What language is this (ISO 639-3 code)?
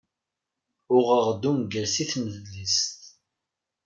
kab